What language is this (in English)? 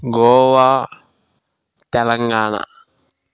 Telugu